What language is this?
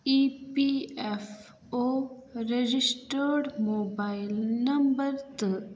Kashmiri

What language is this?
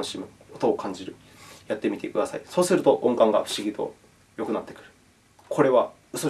Japanese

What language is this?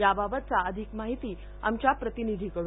Marathi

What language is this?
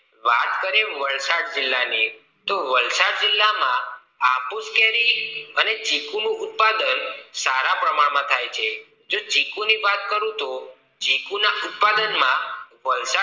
Gujarati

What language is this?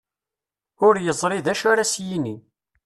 Kabyle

